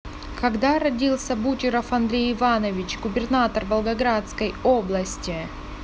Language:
Russian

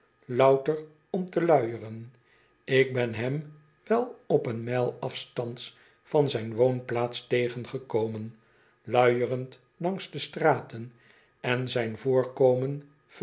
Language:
Dutch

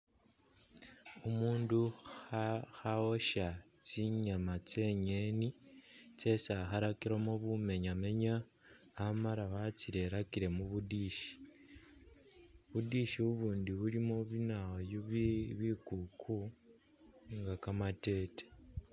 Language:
Masaaba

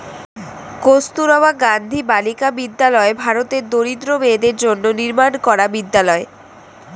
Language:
Bangla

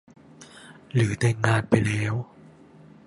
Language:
Thai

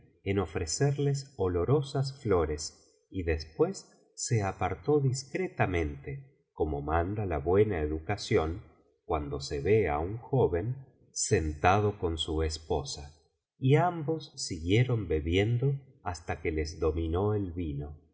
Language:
Spanish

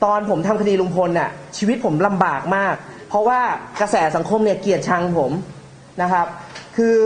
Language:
Thai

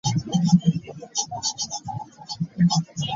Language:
Ganda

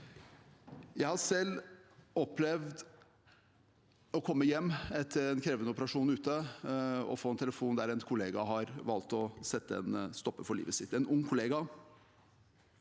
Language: Norwegian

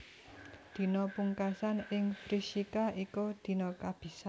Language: Javanese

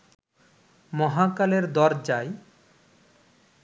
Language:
Bangla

